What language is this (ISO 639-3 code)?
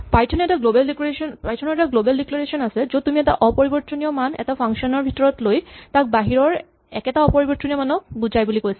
asm